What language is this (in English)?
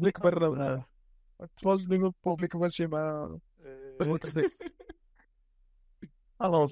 Arabic